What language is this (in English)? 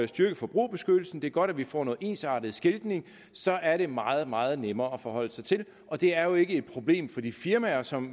Danish